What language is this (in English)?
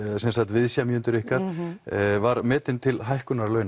Icelandic